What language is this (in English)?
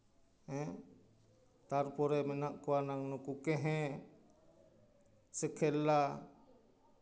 Santali